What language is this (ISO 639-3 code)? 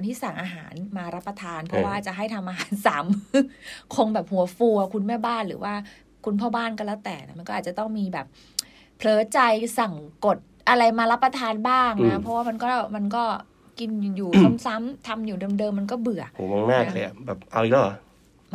tha